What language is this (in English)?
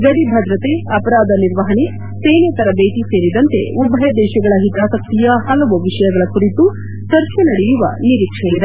Kannada